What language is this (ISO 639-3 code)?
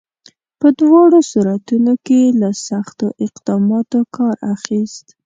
pus